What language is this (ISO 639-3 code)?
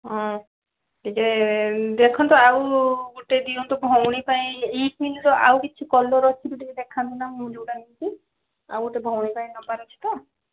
ori